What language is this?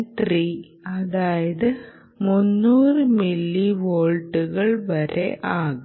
Malayalam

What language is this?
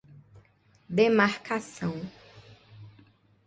Portuguese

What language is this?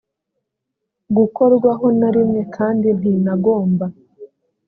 Kinyarwanda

